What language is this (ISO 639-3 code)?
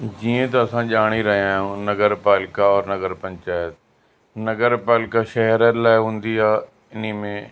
snd